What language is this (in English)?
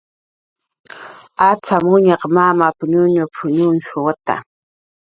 Jaqaru